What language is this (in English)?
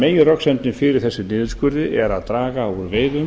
Icelandic